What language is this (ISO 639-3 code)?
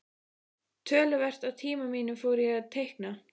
isl